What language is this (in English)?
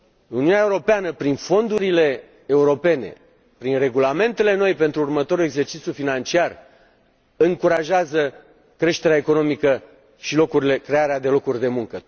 Romanian